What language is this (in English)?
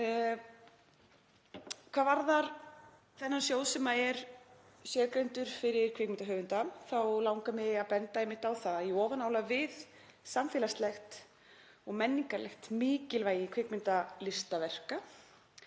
Icelandic